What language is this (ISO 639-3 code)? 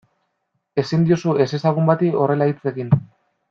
eus